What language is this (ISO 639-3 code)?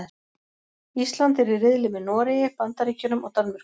isl